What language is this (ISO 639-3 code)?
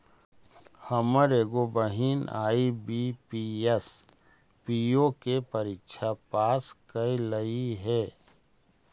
mag